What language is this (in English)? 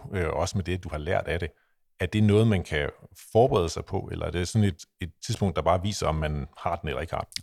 Danish